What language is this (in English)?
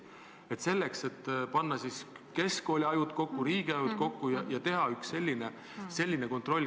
Estonian